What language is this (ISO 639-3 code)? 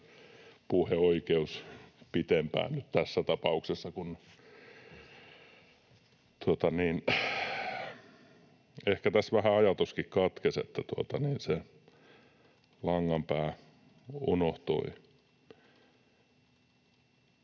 fin